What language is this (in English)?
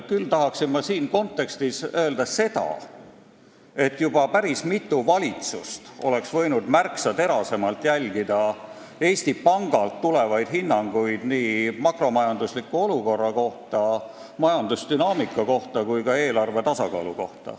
Estonian